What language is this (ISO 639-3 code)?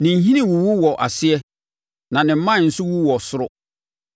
aka